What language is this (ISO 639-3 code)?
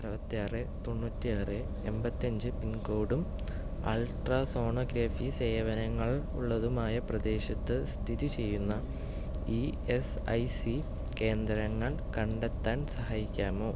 mal